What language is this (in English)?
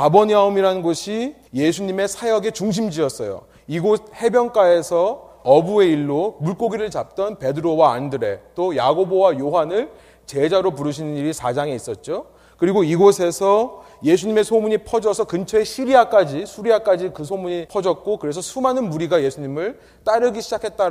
Korean